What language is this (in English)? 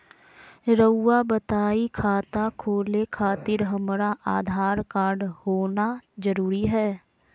Magahi